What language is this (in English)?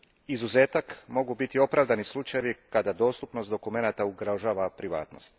Croatian